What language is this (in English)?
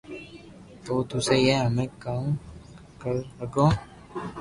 Loarki